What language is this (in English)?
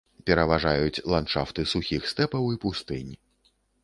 Belarusian